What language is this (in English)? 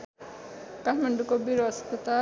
Nepali